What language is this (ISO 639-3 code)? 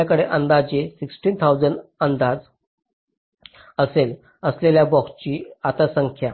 mar